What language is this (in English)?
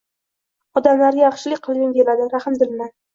Uzbek